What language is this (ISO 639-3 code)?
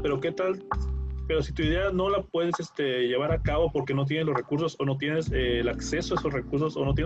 spa